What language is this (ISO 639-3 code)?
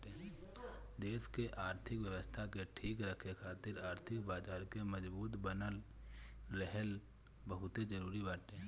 bho